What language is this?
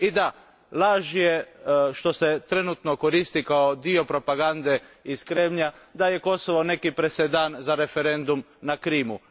Croatian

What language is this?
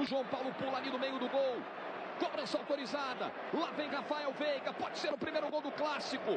Portuguese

